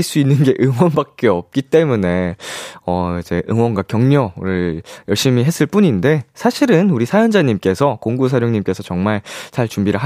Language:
Korean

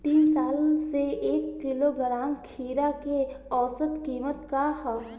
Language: Bhojpuri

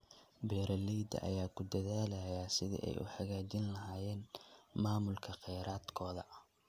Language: Somali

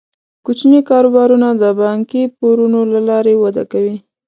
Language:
Pashto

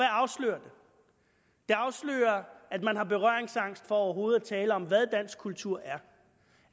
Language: Danish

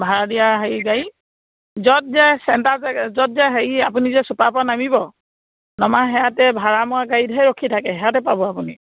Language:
Assamese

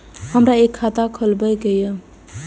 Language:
Maithili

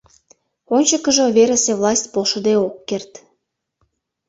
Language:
Mari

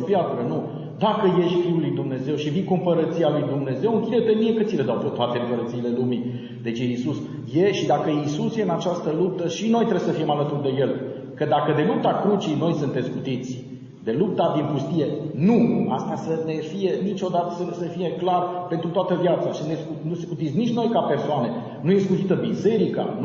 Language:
Romanian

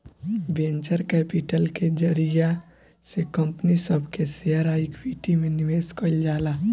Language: Bhojpuri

